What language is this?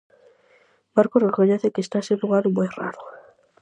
Galician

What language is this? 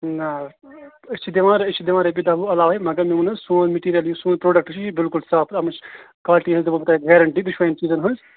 Kashmiri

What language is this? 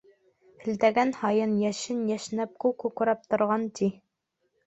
Bashkir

